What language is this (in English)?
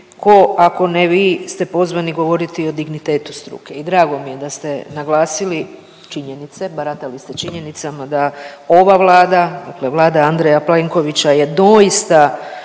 Croatian